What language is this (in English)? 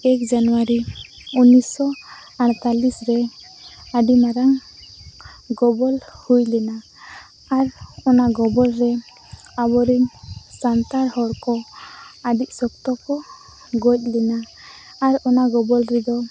Santali